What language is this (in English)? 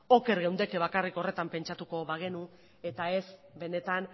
Basque